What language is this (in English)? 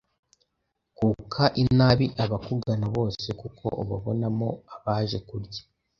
Kinyarwanda